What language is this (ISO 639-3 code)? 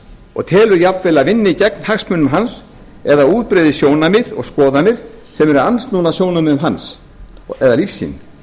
isl